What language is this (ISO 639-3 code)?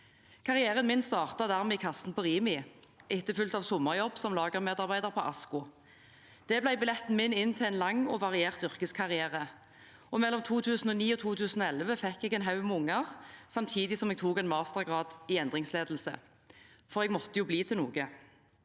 nor